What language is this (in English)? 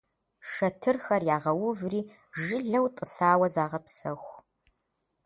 Kabardian